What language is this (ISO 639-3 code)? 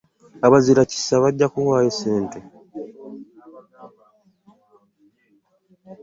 lug